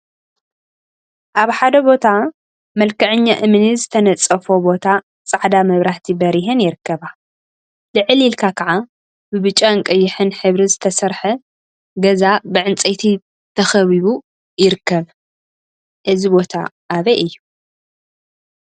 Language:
Tigrinya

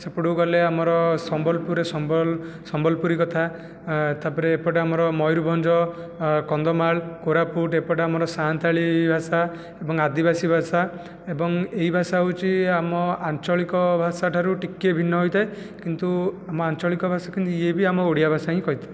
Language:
Odia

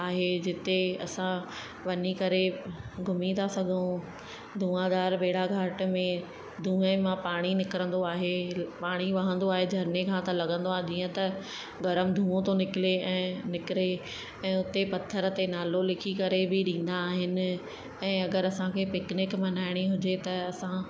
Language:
Sindhi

